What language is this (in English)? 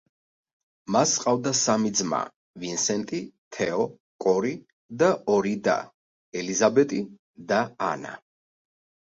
Georgian